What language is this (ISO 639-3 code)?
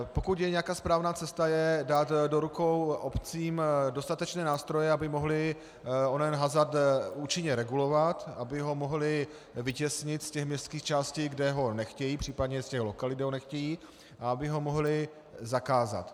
ces